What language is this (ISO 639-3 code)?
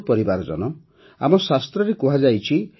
ori